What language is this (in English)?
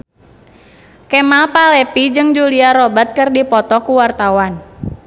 Sundanese